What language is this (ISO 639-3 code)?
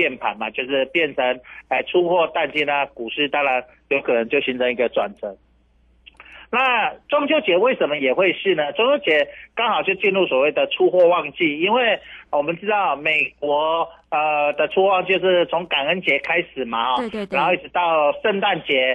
zho